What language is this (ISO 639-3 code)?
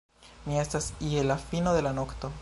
epo